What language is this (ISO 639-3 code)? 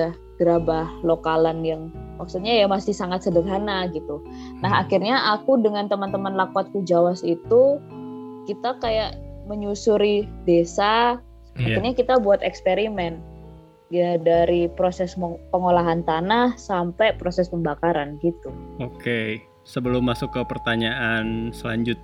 ind